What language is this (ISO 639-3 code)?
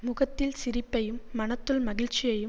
tam